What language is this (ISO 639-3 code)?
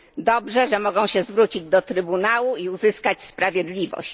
pol